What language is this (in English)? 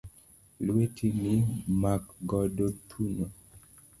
Luo (Kenya and Tanzania)